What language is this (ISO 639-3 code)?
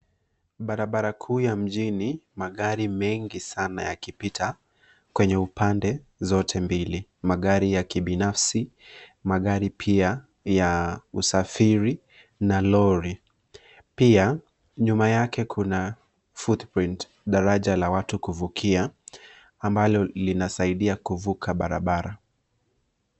swa